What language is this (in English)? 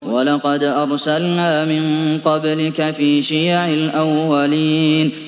Arabic